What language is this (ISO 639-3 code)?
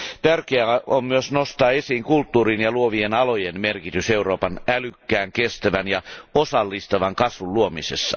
fin